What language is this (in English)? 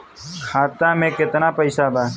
Bhojpuri